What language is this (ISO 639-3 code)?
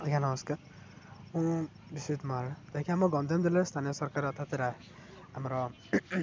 ori